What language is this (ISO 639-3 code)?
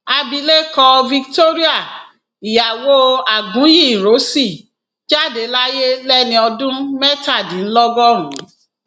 yor